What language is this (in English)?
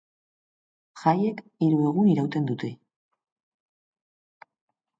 Basque